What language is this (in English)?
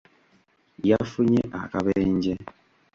Ganda